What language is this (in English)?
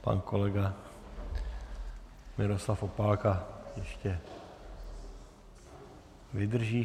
Czech